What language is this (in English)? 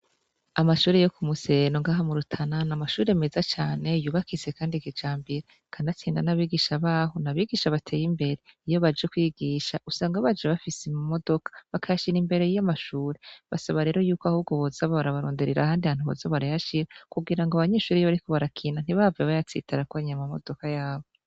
Rundi